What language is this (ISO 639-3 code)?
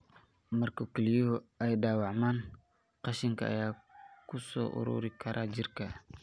som